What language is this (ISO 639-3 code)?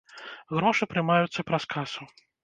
bel